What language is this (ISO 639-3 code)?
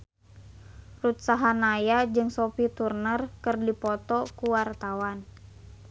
sun